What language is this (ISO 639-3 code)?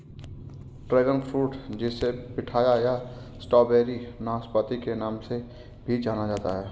hin